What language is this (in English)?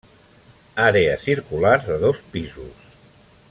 Catalan